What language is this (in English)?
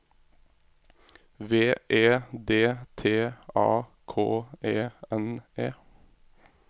Norwegian